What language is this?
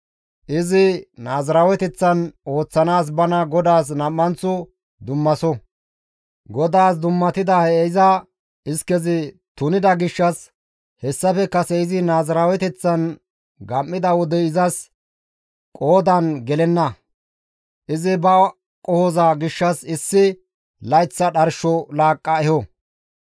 Gamo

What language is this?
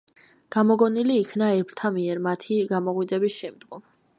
Georgian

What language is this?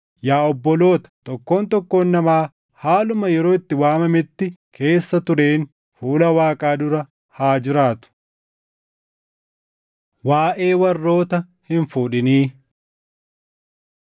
Oromo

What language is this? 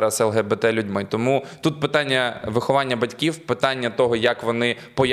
Ukrainian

